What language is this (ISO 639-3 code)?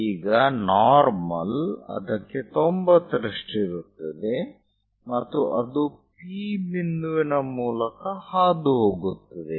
kan